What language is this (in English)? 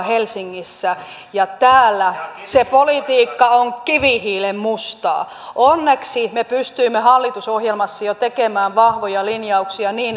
Finnish